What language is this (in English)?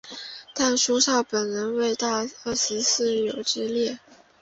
Chinese